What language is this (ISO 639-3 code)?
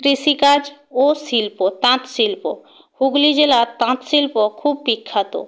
ben